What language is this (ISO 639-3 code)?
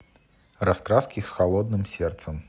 rus